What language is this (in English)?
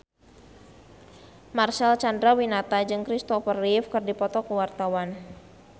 Sundanese